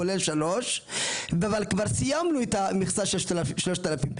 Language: Hebrew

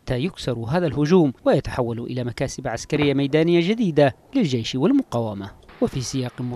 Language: Arabic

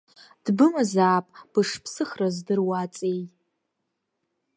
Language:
Abkhazian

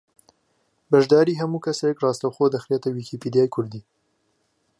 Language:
Central Kurdish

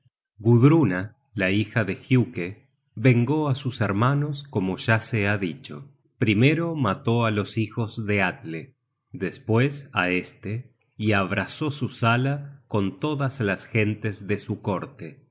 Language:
Spanish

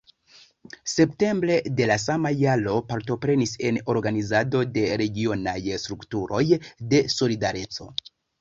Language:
Esperanto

